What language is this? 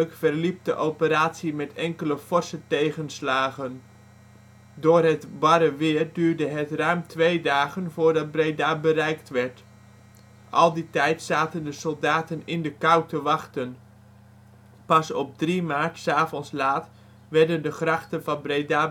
Dutch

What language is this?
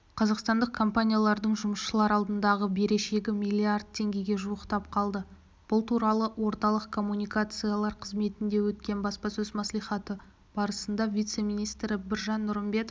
Kazakh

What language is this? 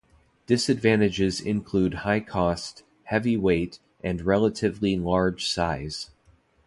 English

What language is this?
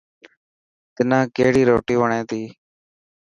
Dhatki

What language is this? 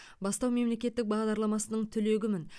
Kazakh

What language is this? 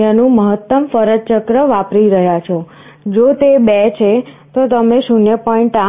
Gujarati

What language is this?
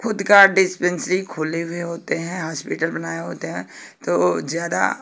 Hindi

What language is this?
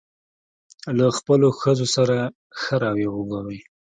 Pashto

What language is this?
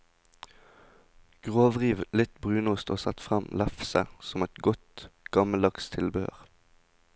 Norwegian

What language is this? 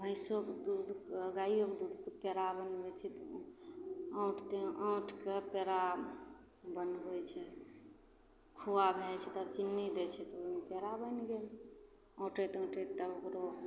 Maithili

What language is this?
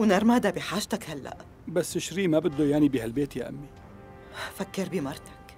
Arabic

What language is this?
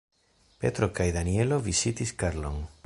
Esperanto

